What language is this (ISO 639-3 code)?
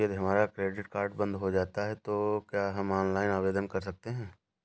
hin